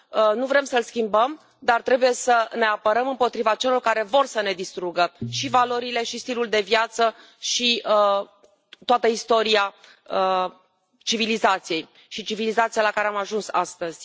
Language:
Romanian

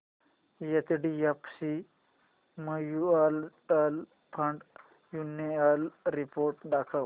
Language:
Marathi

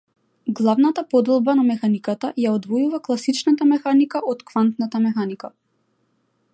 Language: Macedonian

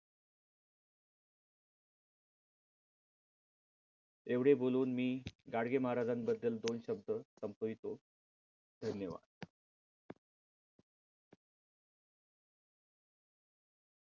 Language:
Marathi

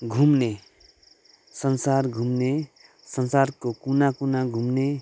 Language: Nepali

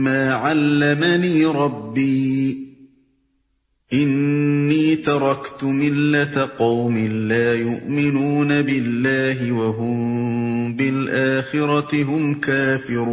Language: Urdu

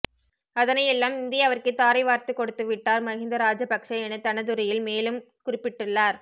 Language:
Tamil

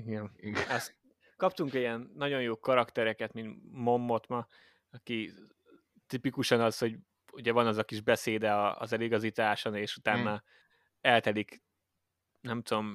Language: Hungarian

